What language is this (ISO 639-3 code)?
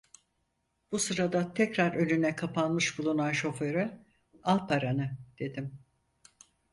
tur